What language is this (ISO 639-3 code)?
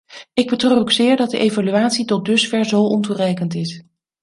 nld